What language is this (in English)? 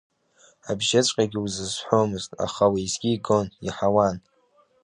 Abkhazian